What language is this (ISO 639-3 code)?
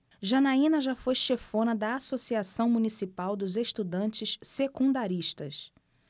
por